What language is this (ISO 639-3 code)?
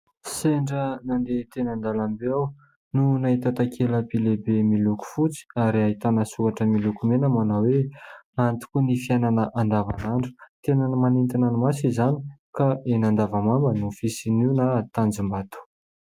mlg